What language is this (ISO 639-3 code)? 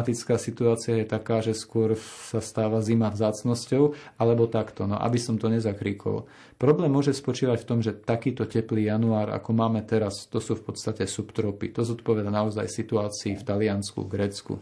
slk